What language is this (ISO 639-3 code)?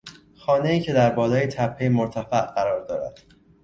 fas